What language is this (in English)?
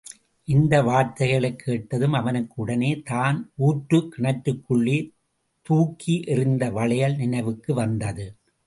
Tamil